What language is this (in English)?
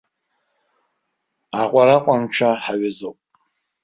Abkhazian